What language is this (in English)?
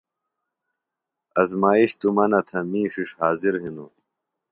Phalura